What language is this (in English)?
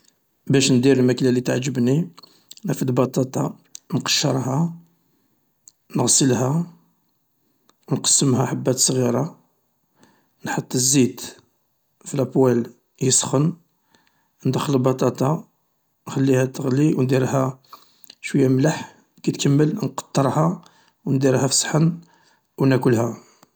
Algerian Arabic